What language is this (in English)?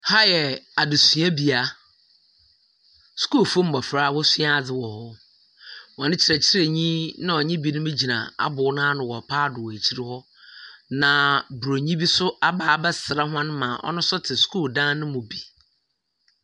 Akan